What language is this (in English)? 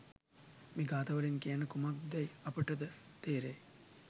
Sinhala